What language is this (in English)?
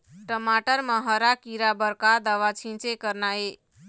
Chhattisgarhi